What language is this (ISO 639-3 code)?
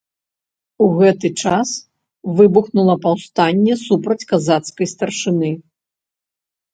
bel